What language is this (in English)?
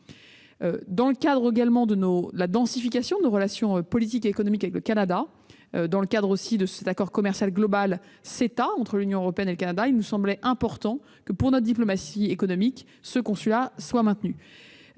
French